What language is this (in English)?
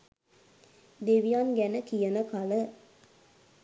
Sinhala